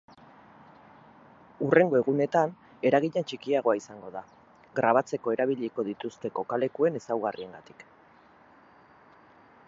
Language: Basque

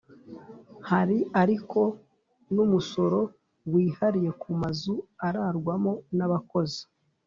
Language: Kinyarwanda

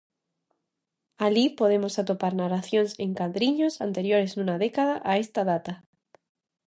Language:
Galician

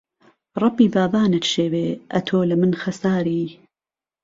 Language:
Central Kurdish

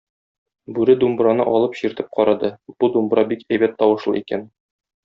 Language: Tatar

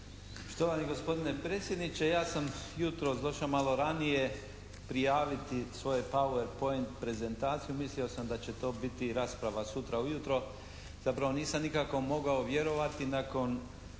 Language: Croatian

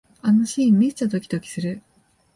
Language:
Japanese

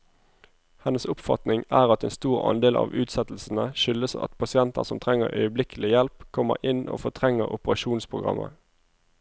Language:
Norwegian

